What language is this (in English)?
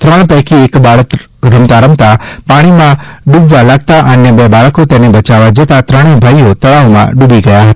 Gujarati